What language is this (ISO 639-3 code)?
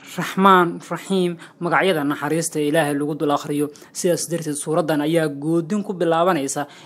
ara